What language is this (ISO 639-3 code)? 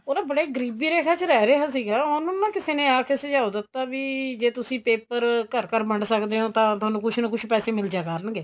pan